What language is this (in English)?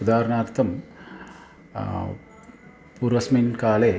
Sanskrit